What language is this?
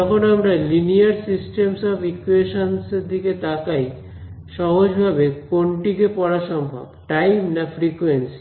Bangla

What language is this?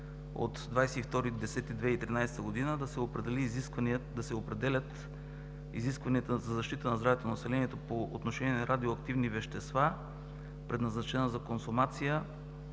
Bulgarian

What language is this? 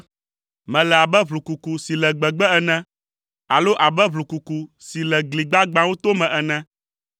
Ewe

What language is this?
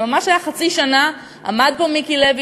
Hebrew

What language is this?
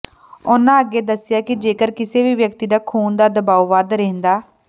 Punjabi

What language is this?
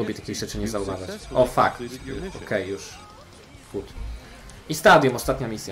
Polish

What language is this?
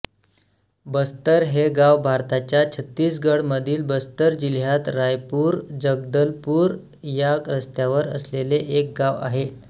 Marathi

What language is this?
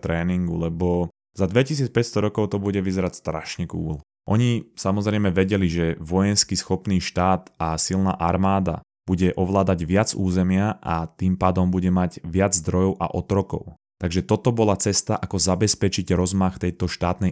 Slovak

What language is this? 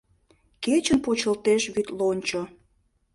Mari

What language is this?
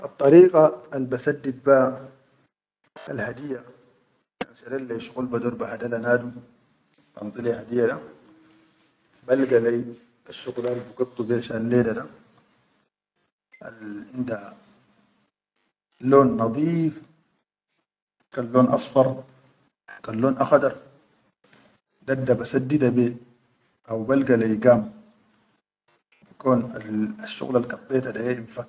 Chadian Arabic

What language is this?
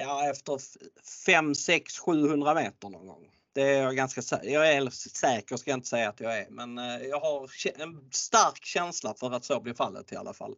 Swedish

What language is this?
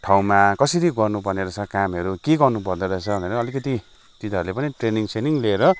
Nepali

